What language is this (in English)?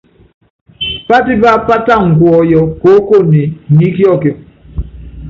Yangben